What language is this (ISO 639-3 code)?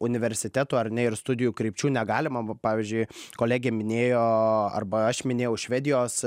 lit